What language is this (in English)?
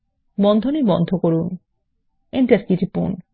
Bangla